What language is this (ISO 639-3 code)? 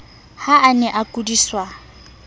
sot